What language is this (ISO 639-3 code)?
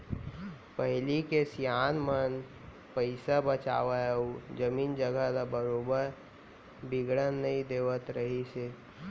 hne